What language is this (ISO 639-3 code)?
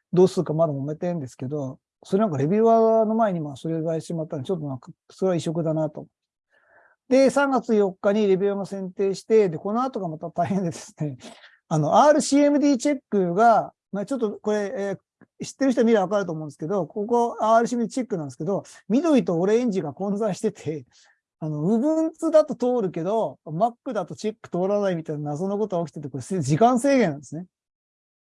jpn